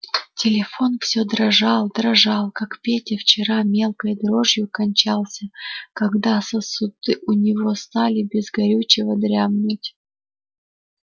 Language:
Russian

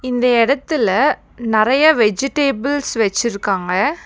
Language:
Tamil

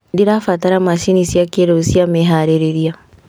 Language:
Kikuyu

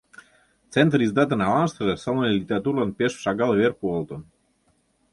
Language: Mari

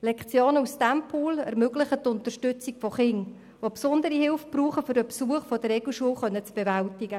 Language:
Swiss German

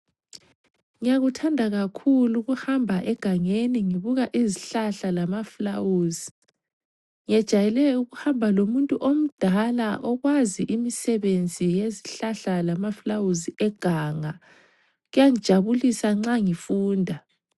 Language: North Ndebele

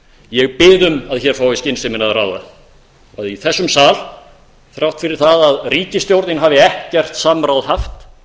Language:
Icelandic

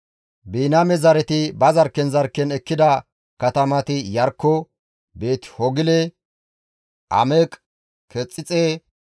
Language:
Gamo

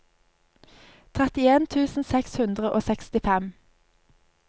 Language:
Norwegian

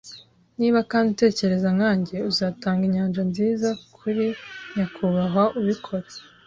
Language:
Kinyarwanda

